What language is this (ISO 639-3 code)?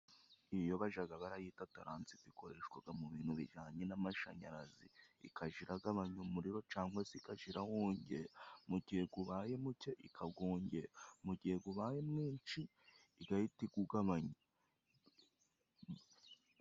kin